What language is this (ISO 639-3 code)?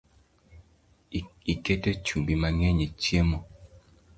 luo